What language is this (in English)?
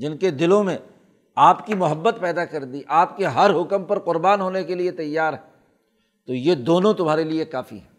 Urdu